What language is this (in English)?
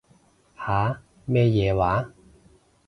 Cantonese